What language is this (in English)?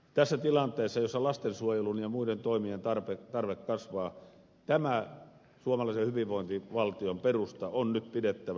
Finnish